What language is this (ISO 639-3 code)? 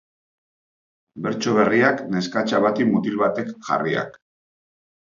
eus